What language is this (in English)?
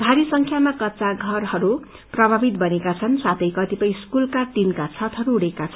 Nepali